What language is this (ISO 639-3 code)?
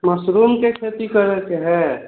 mai